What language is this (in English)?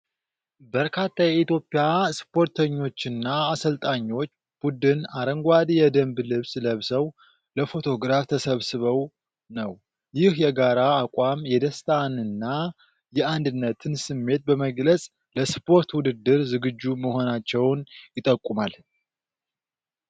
Amharic